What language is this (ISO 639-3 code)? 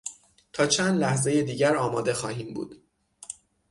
fas